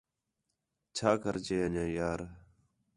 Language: Khetrani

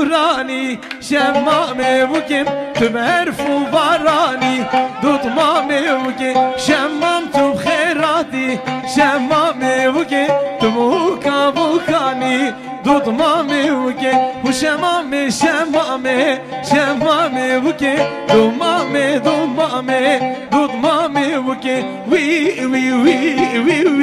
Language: Arabic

